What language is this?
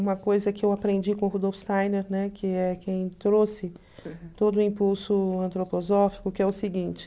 Portuguese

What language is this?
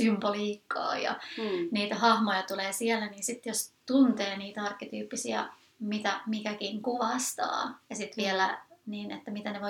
Finnish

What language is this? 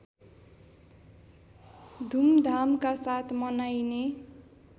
Nepali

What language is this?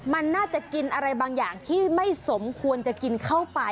Thai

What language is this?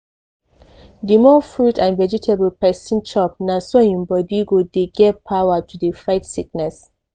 Nigerian Pidgin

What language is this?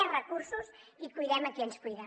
Catalan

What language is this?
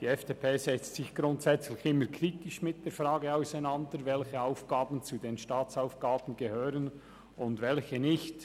Swiss German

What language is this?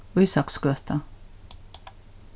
Faroese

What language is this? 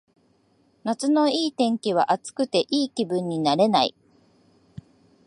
Japanese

